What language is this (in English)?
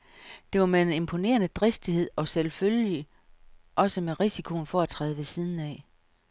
Danish